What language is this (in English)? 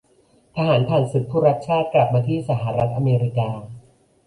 Thai